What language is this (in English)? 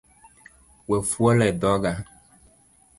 Luo (Kenya and Tanzania)